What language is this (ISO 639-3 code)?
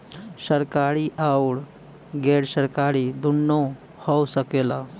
bho